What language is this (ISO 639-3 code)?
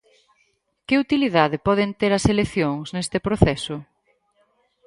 glg